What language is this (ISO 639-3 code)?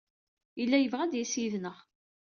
kab